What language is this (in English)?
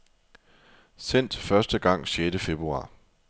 Danish